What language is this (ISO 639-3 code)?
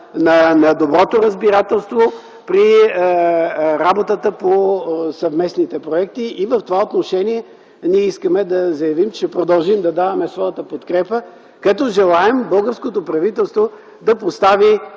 bul